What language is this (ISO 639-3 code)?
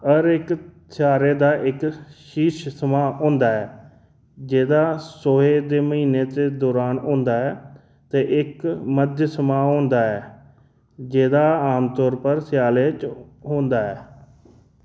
doi